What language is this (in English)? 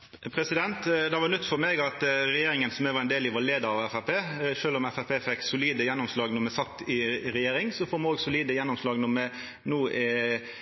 Norwegian Nynorsk